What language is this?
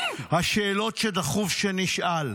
Hebrew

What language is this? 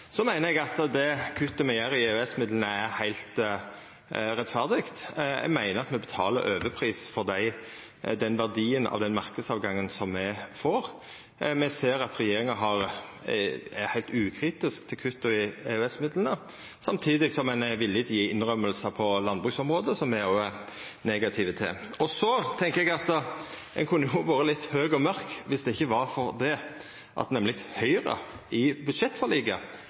Norwegian Nynorsk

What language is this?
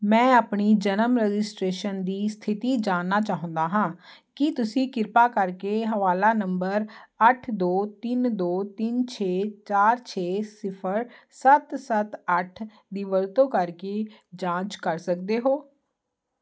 Punjabi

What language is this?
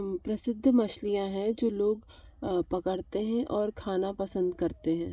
Hindi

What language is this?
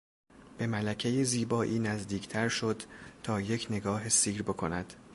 Persian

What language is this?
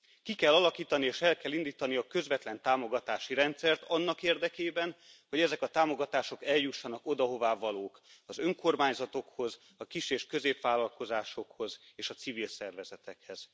Hungarian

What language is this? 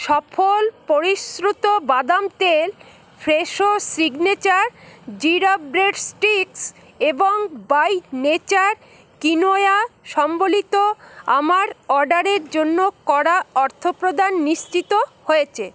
Bangla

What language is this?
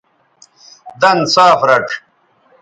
Bateri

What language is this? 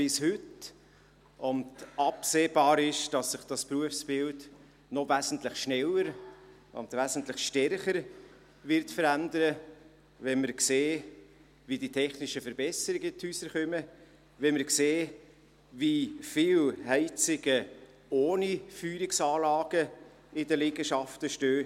Swiss German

